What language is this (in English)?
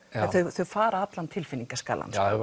Icelandic